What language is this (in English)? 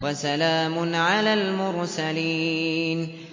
Arabic